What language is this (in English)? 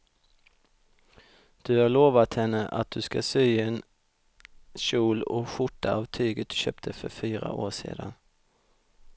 Swedish